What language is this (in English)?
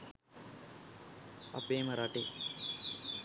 Sinhala